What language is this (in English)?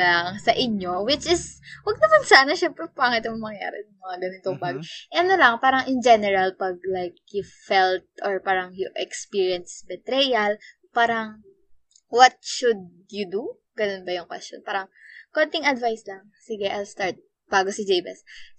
Filipino